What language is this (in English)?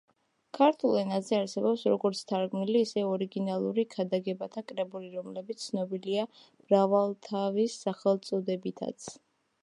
Georgian